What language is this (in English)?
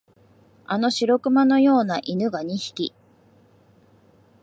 Japanese